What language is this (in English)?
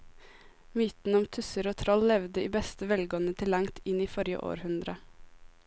Norwegian